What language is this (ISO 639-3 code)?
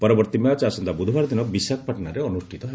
ori